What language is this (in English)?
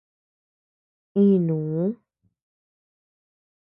Tepeuxila Cuicatec